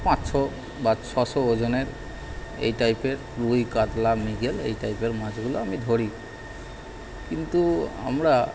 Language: Bangla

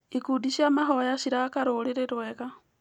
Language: Kikuyu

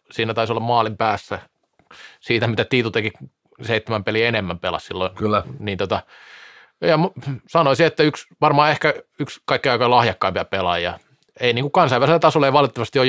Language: Finnish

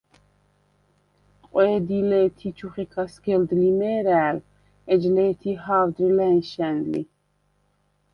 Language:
Svan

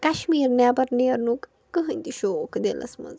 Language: Kashmiri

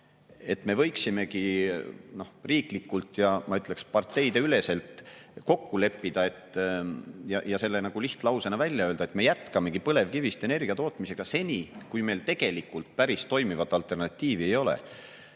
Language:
Estonian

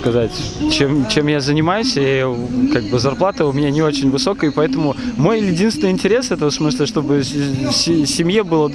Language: Russian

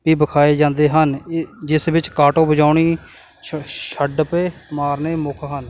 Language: Punjabi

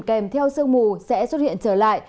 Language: Vietnamese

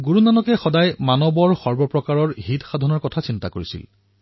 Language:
Assamese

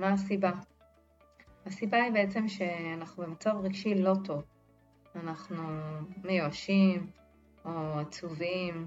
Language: Hebrew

